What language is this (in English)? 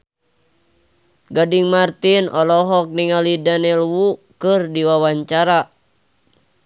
Sundanese